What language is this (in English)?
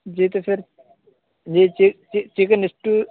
Urdu